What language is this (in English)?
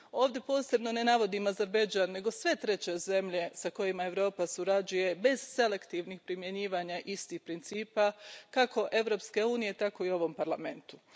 Croatian